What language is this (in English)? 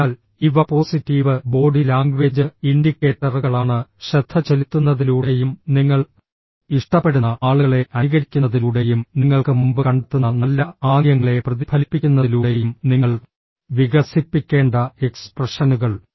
Malayalam